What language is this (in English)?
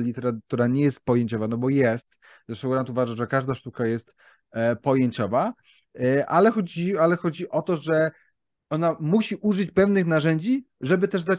Polish